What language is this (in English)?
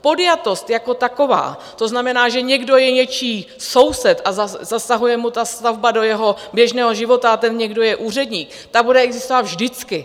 Czech